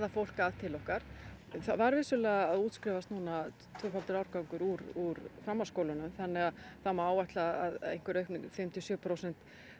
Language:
Icelandic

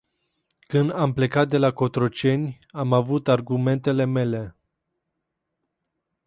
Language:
Romanian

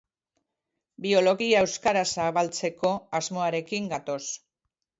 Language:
Basque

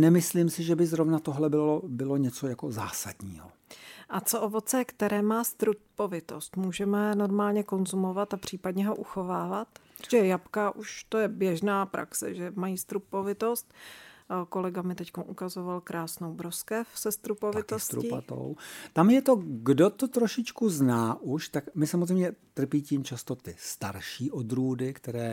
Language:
Czech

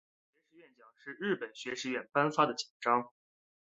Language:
Chinese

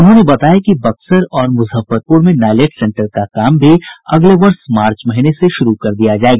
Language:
Hindi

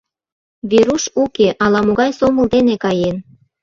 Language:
Mari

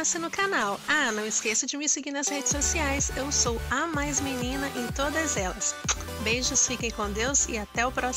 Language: Portuguese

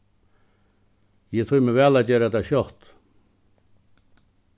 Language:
Faroese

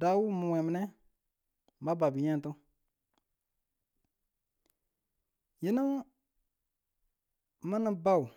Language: Tula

